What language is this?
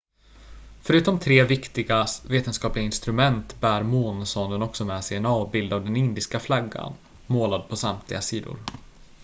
Swedish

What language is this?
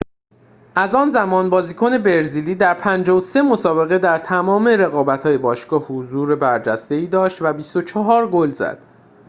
Persian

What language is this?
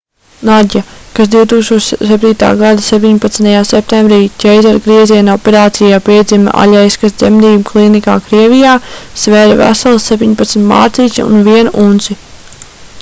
Latvian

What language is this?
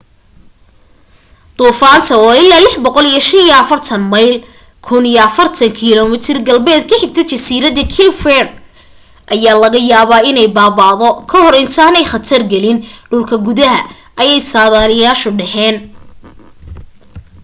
Somali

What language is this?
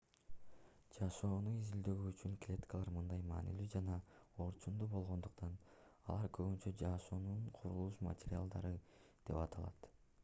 Kyrgyz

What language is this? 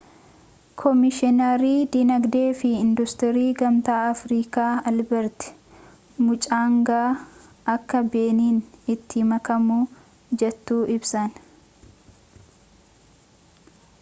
Oromo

